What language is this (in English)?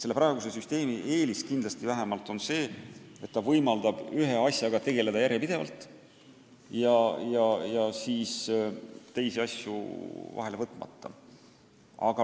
Estonian